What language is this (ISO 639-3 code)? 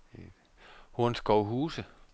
dan